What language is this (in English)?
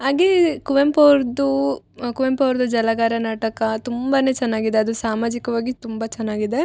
Kannada